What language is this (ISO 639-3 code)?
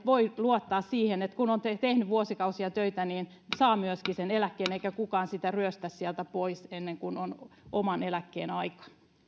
fin